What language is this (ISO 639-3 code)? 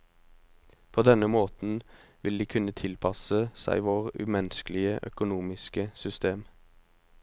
nor